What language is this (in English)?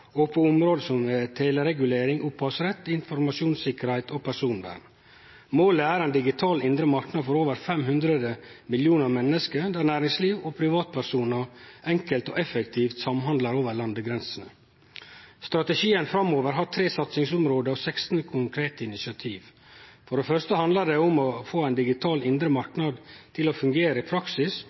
Norwegian Nynorsk